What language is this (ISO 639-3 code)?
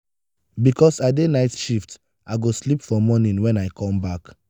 pcm